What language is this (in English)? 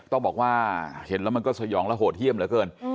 Thai